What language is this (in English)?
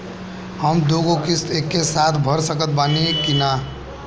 Bhojpuri